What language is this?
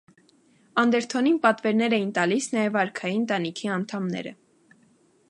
Armenian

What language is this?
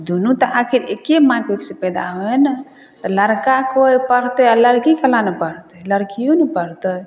Maithili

